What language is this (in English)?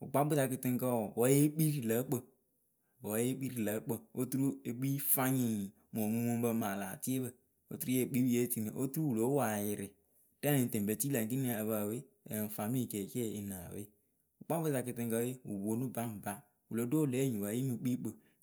Akebu